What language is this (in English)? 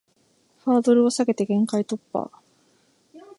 Japanese